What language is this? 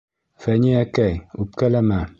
Bashkir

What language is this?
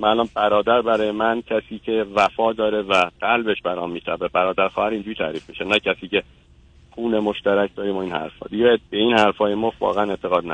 Persian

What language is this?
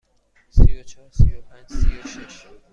Persian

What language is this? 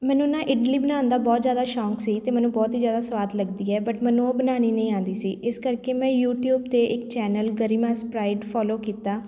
Punjabi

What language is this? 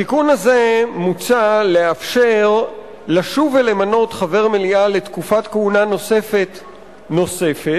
Hebrew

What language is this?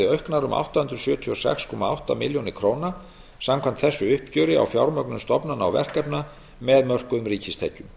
Icelandic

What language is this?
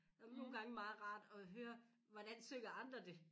Danish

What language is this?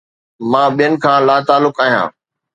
Sindhi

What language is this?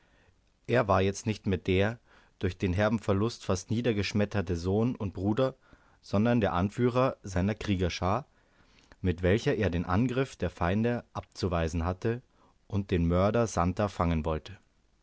German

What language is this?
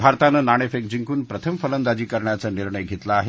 Marathi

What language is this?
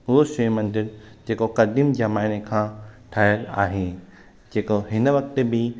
Sindhi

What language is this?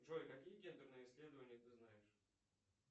Russian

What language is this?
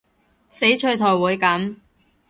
Cantonese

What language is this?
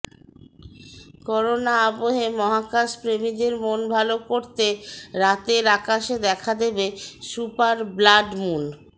Bangla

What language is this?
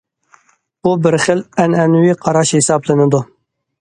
Uyghur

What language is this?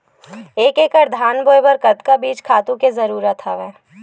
Chhattisgarhi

